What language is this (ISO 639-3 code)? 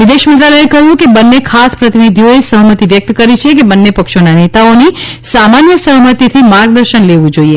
guj